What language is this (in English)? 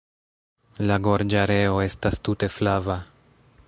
Esperanto